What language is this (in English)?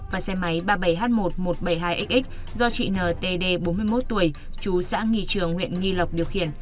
Vietnamese